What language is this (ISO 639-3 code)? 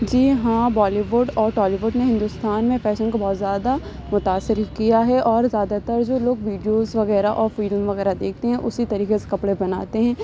urd